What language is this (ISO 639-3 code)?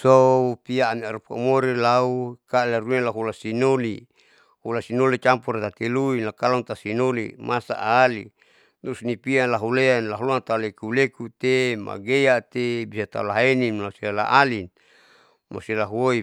sau